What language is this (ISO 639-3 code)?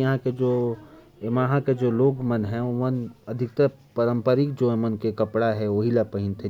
kfp